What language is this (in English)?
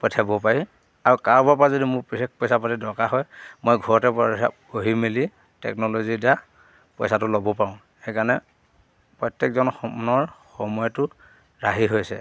Assamese